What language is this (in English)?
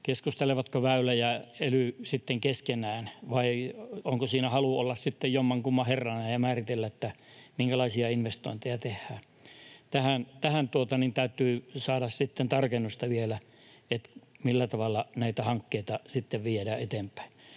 Finnish